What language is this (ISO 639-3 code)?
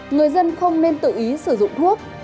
vie